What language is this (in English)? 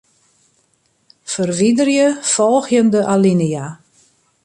Western Frisian